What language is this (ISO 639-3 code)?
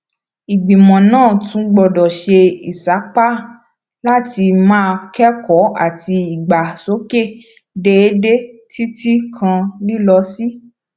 yor